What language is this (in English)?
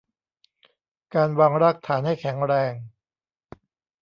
Thai